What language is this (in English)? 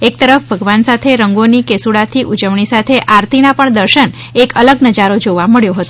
Gujarati